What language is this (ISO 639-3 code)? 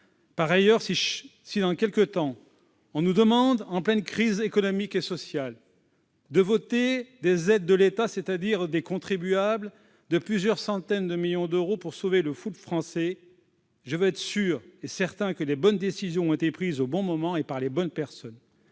fra